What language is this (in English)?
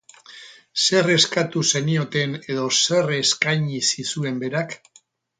Basque